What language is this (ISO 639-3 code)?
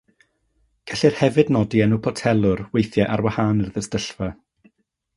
cym